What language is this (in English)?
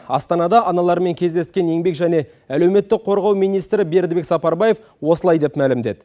Kazakh